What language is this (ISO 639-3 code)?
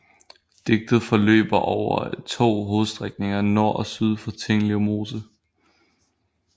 dan